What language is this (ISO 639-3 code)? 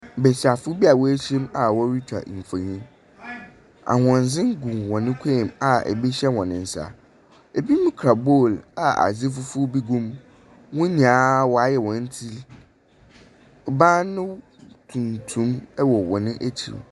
aka